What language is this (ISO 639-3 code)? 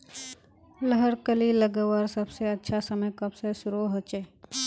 mag